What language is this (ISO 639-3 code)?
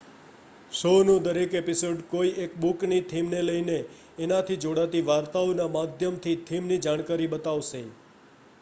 guj